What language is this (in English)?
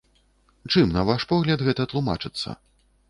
Belarusian